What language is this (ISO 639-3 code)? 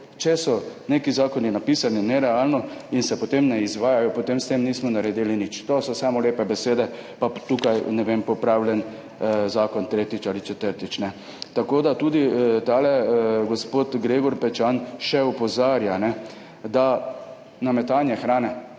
slv